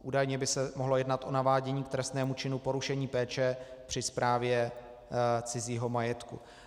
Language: Czech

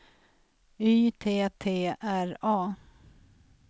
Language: Swedish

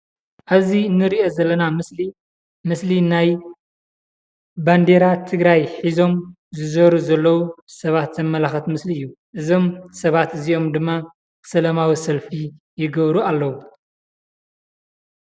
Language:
Tigrinya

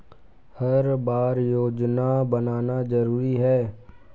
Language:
Chhattisgarhi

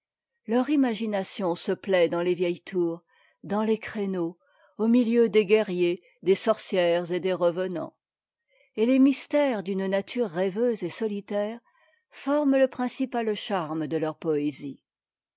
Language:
French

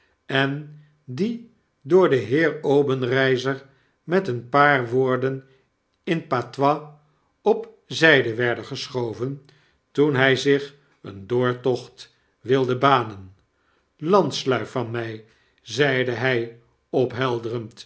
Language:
Dutch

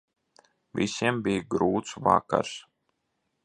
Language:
Latvian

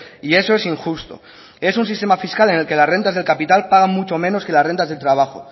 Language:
Spanish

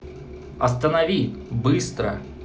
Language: Russian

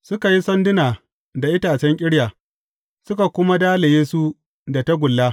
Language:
Hausa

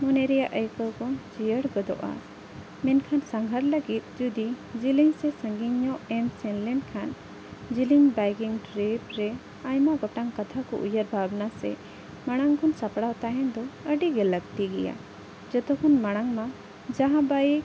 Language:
Santali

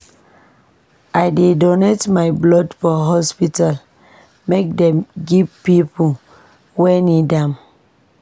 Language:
Nigerian Pidgin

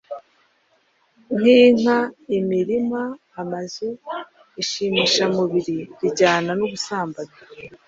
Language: Kinyarwanda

